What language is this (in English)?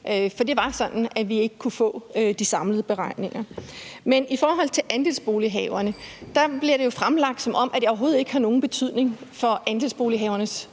Danish